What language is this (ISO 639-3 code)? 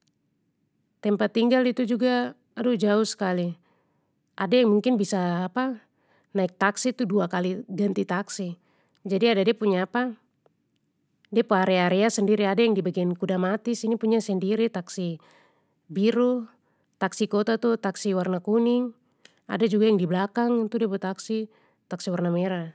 pmy